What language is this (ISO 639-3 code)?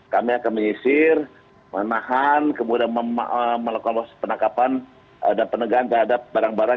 ind